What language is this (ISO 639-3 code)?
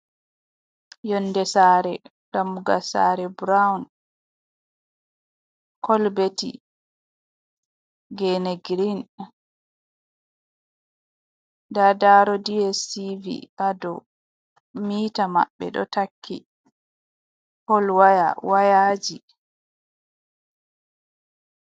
ful